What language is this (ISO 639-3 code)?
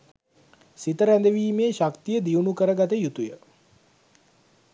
sin